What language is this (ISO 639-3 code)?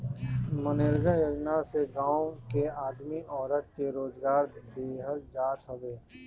bho